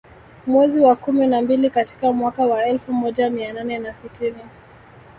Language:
Swahili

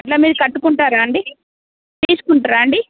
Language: Telugu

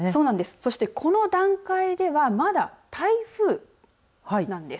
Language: Japanese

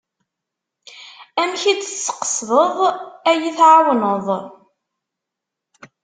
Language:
Kabyle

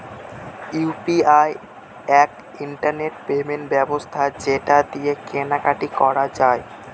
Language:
Bangla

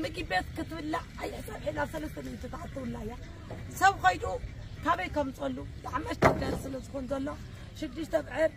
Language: Arabic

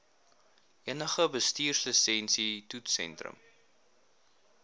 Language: Afrikaans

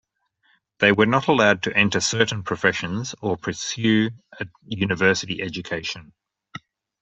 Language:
English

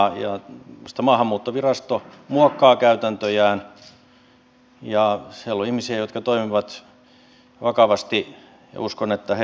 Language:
Finnish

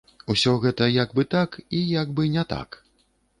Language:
Belarusian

